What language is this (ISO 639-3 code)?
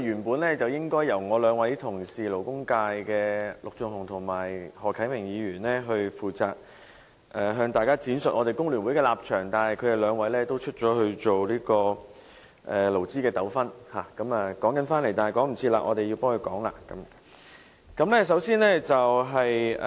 yue